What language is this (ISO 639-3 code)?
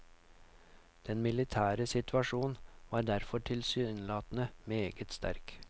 nor